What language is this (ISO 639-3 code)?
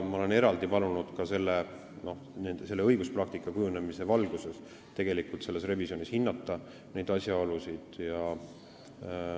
est